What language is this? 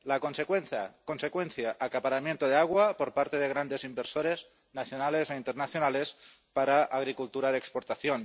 Spanish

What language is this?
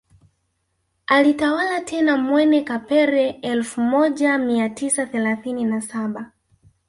Swahili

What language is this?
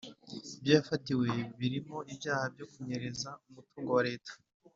Kinyarwanda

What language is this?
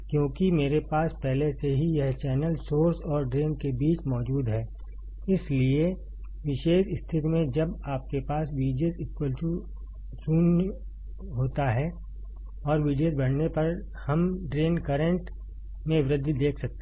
Hindi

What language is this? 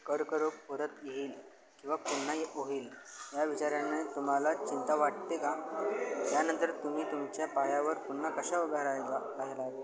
Marathi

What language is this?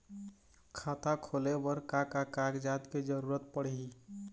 Chhattisgarhi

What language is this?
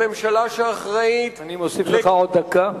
Hebrew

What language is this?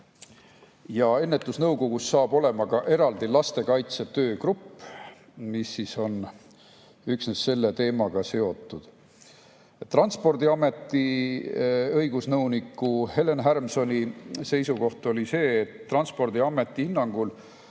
Estonian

